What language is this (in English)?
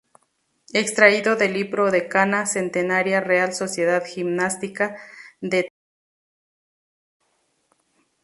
Spanish